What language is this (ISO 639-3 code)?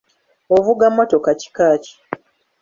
lug